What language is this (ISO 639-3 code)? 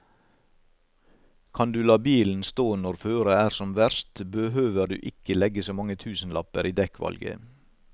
nor